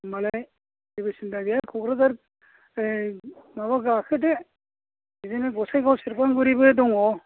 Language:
Bodo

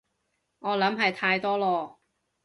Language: Cantonese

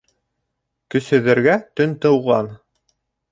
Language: Bashkir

